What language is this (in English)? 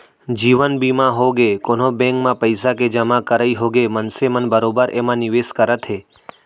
Chhattisgarhi